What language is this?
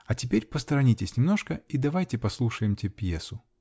Russian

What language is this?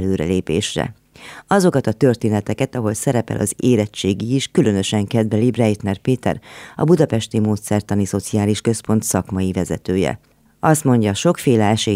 Hungarian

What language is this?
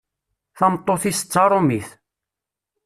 Kabyle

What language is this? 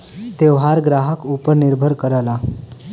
Bhojpuri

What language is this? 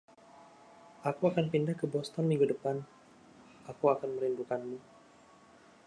Indonesian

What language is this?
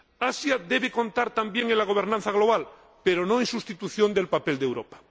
Spanish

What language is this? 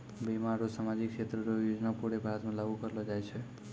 Maithili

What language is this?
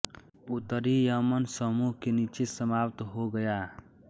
Hindi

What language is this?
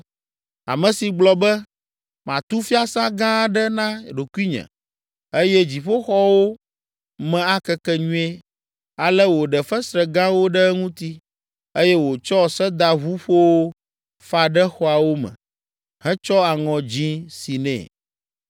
Ewe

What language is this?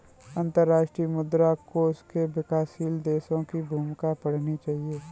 Hindi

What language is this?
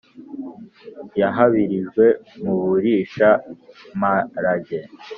Kinyarwanda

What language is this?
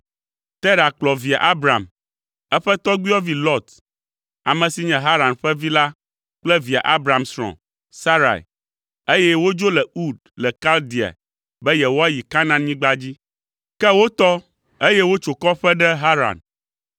Ewe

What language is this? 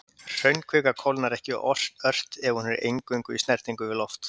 Icelandic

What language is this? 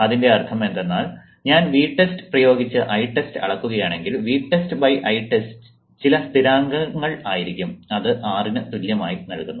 Malayalam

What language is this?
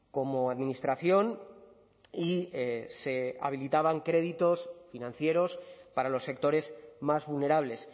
Spanish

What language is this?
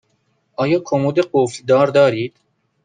Persian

